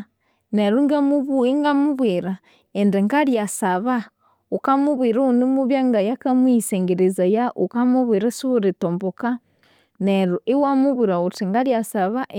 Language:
Konzo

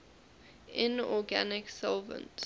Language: English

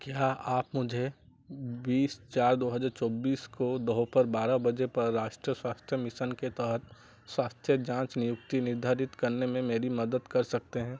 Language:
Hindi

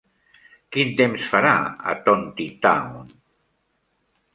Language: Catalan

